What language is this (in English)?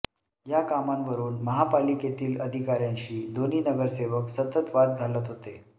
Marathi